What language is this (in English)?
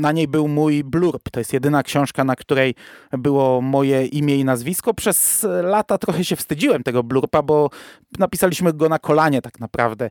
Polish